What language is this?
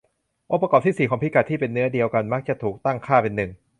Thai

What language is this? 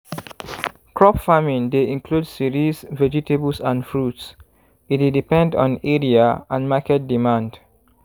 Nigerian Pidgin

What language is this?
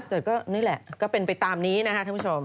Thai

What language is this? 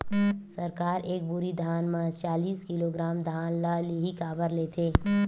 Chhattisgarhi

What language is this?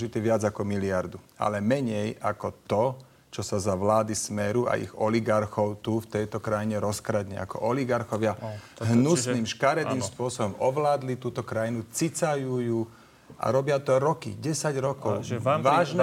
Slovak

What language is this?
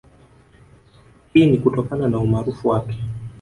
Swahili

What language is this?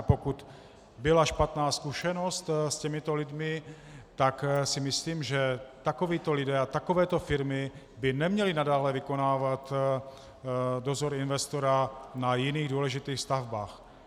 Czech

